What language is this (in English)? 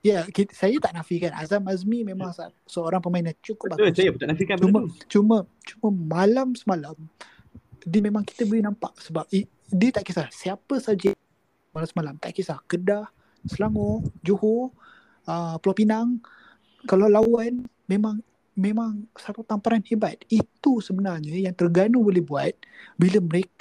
Malay